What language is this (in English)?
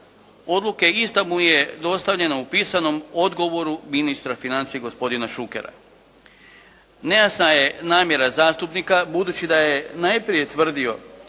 Croatian